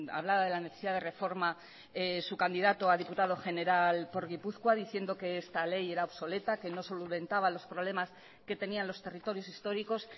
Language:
Spanish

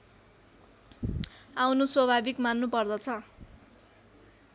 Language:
Nepali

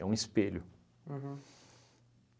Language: Portuguese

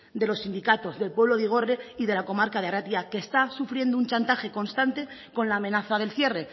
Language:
Spanish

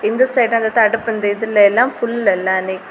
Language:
Tamil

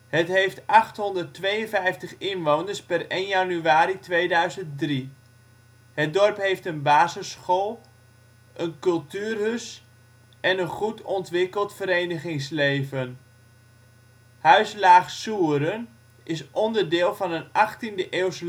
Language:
Dutch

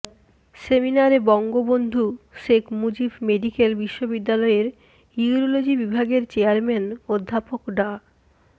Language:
Bangla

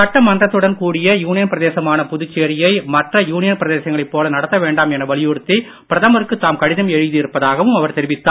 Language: Tamil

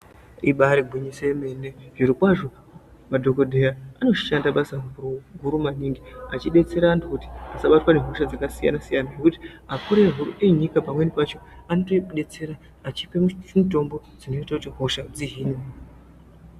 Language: Ndau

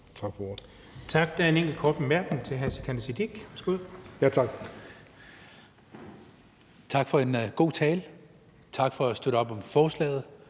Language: Danish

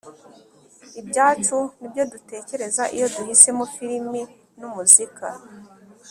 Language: Kinyarwanda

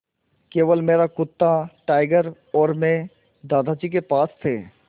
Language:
Hindi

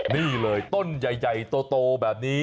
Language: Thai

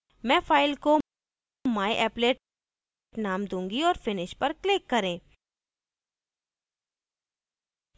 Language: Hindi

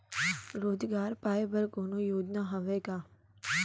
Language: Chhattisgarhi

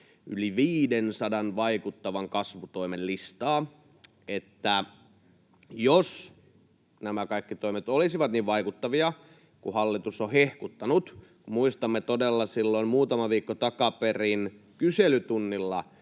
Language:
Finnish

